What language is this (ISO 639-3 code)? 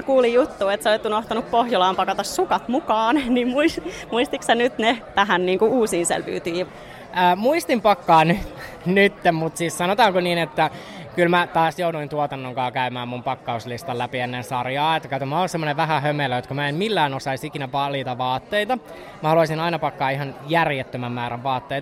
fin